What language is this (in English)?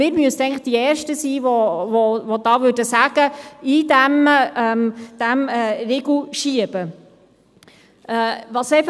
Swiss German